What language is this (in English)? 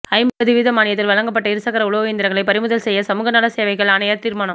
Tamil